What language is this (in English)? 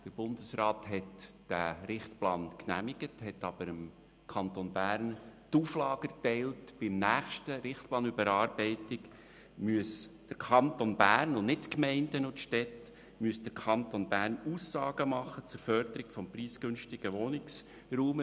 Swiss German